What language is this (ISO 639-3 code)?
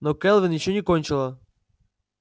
rus